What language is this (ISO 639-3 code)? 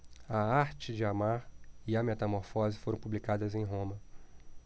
por